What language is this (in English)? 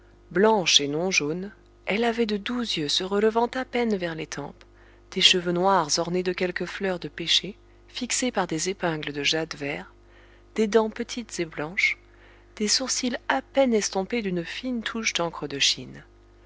French